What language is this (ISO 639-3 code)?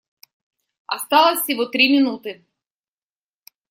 rus